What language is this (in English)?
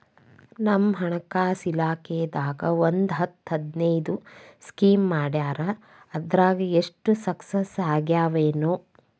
Kannada